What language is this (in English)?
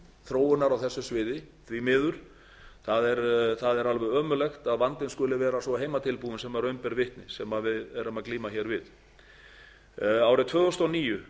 Icelandic